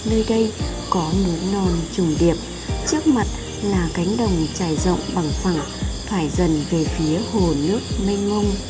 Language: Vietnamese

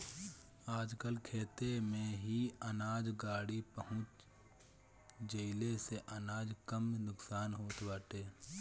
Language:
Bhojpuri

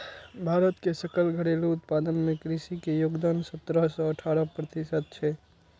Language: Maithili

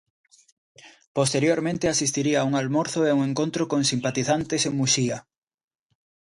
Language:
Galician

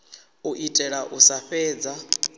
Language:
Venda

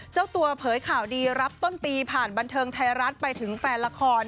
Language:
Thai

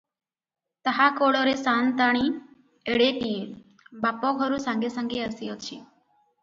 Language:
Odia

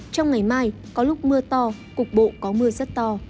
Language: Vietnamese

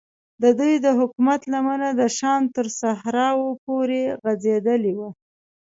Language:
Pashto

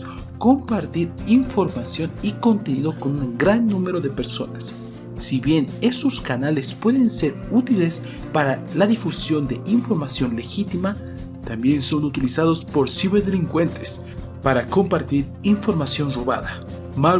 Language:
Spanish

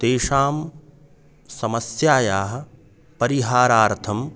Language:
Sanskrit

